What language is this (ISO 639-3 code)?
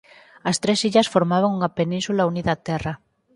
glg